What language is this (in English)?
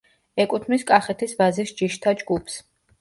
Georgian